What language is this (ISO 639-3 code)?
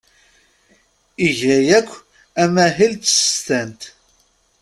kab